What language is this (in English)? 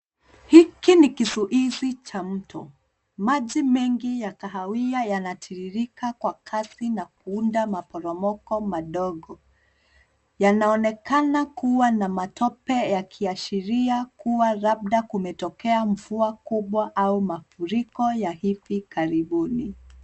Swahili